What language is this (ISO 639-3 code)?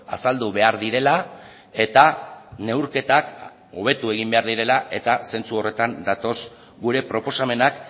eus